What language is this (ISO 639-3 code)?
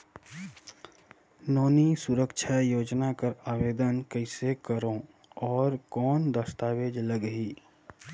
hne